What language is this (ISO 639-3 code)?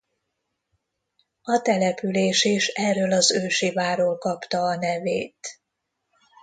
hun